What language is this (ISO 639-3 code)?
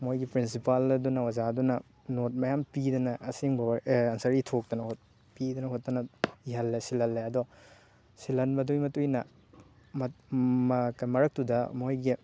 mni